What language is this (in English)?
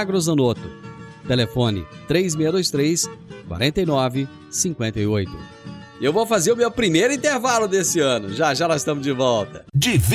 Portuguese